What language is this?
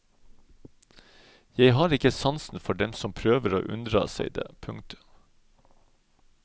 Norwegian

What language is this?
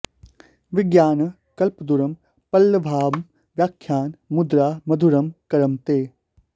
Sanskrit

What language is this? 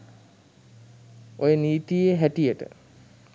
Sinhala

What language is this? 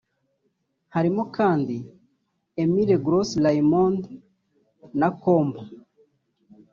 Kinyarwanda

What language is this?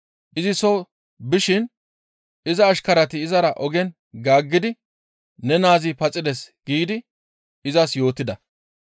Gamo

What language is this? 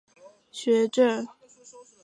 Chinese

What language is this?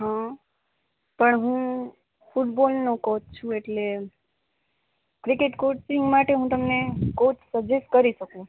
Gujarati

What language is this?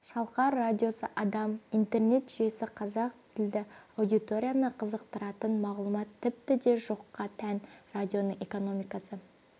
Kazakh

